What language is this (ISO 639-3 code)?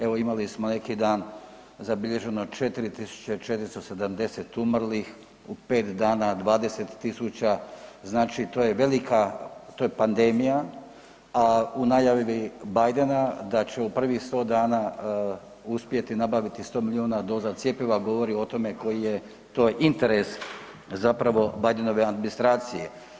hrv